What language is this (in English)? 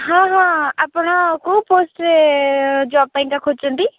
Odia